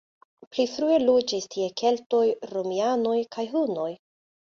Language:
Esperanto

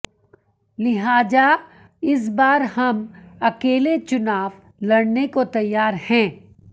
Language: Hindi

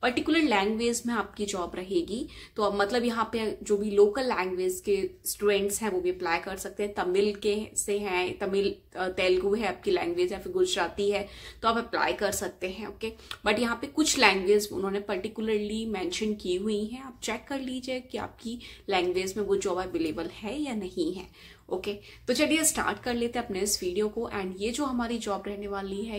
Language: Hindi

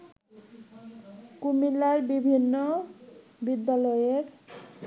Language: Bangla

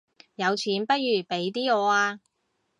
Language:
Cantonese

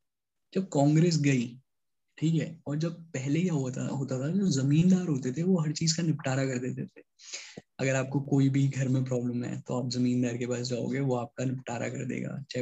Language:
Hindi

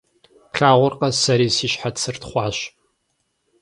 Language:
Kabardian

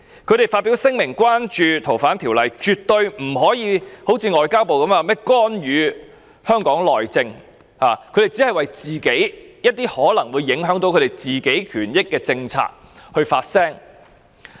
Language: Cantonese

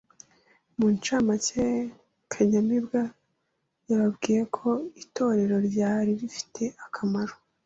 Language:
Kinyarwanda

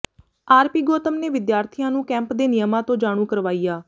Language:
Punjabi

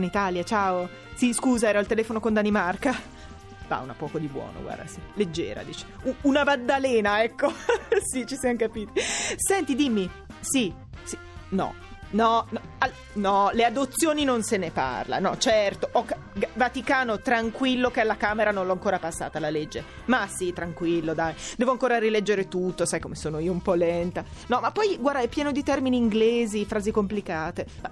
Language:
Italian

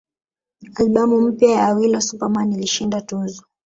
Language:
Swahili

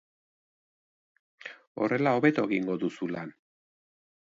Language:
Basque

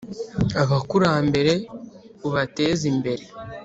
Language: Kinyarwanda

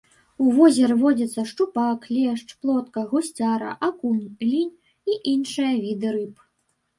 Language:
Belarusian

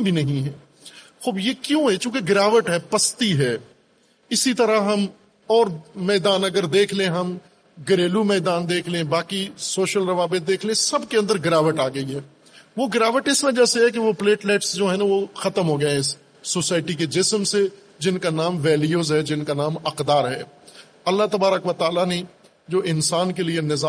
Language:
Urdu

